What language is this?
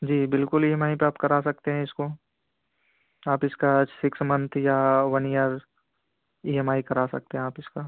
Urdu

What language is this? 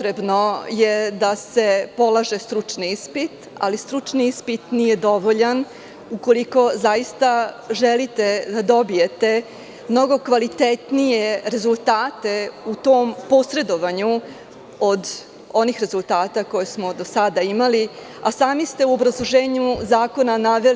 Serbian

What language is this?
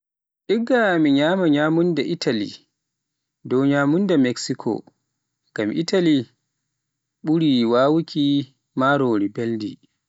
Pular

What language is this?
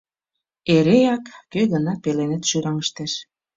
Mari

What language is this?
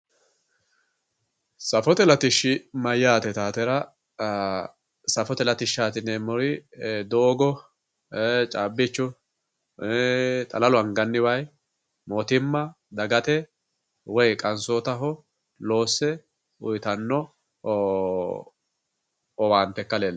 Sidamo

